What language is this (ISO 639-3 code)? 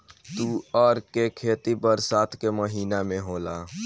bho